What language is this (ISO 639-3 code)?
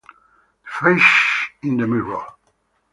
ita